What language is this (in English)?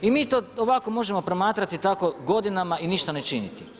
Croatian